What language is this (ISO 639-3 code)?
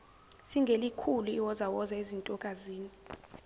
zul